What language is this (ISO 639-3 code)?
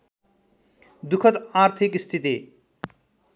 nep